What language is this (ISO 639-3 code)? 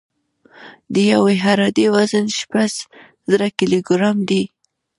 pus